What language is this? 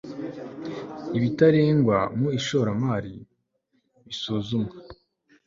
Kinyarwanda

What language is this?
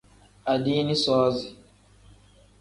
Tem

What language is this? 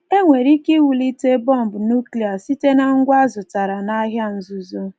Igbo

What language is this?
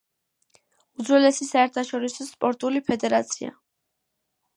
Georgian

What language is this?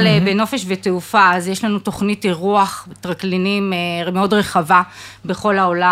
Hebrew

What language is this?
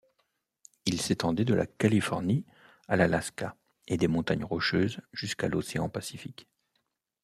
French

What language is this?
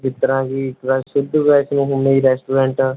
Punjabi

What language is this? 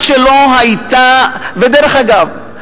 Hebrew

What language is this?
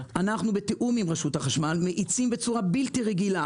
Hebrew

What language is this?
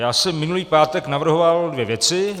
Czech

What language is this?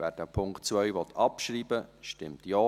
Swiss German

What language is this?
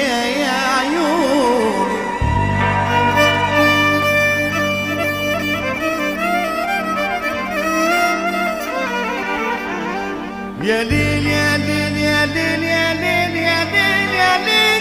Arabic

